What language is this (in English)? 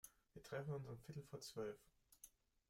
German